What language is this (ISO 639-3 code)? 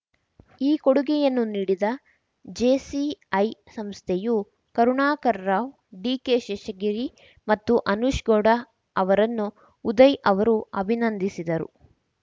kan